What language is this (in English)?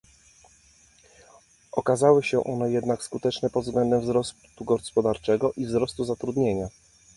Polish